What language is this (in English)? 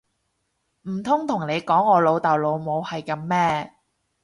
Cantonese